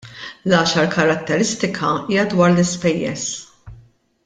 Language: Maltese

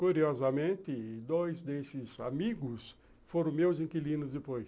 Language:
Portuguese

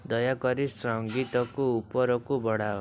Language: Odia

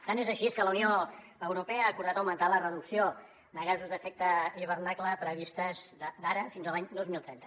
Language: Catalan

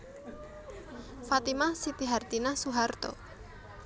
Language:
Javanese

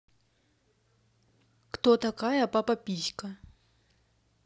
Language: Russian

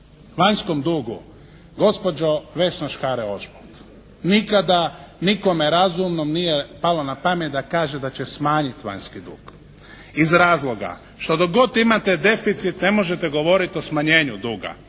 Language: Croatian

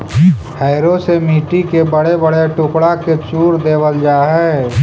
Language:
Magahi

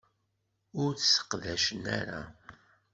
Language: Kabyle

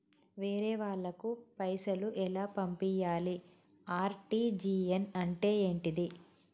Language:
Telugu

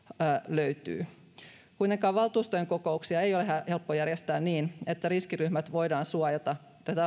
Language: Finnish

